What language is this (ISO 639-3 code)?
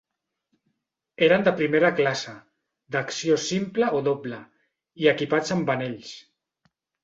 cat